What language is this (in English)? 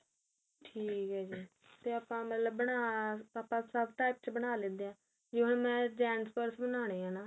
Punjabi